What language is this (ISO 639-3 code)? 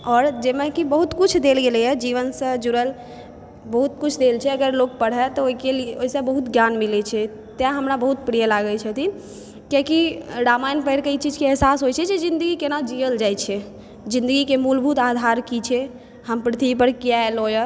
mai